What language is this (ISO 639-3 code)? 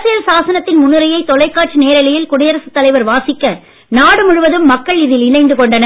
tam